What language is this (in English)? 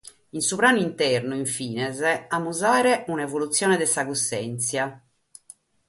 Sardinian